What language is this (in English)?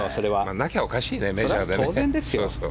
Japanese